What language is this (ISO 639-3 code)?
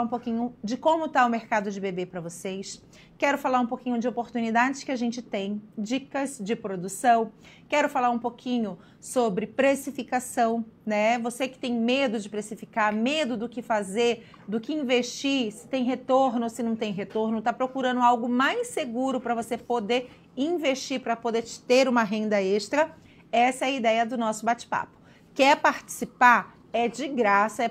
por